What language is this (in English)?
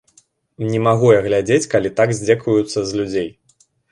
Belarusian